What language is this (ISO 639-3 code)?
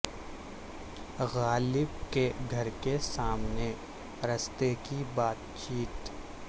urd